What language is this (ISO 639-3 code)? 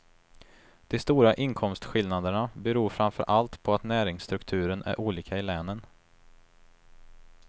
swe